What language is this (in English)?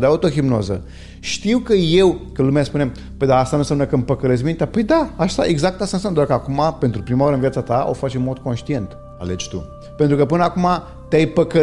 Romanian